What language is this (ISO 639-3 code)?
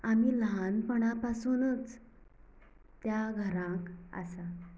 kok